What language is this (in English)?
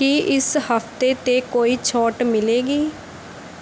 Punjabi